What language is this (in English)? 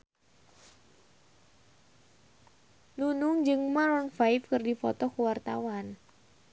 Sundanese